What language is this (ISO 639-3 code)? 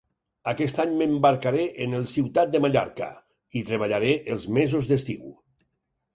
cat